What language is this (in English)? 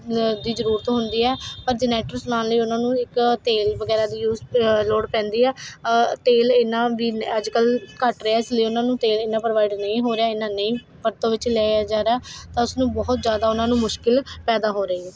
Punjabi